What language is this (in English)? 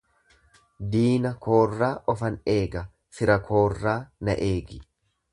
Oromo